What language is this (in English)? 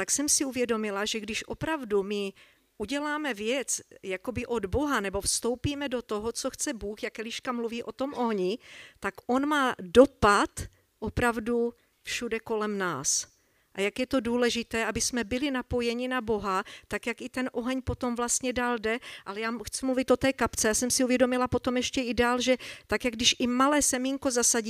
Czech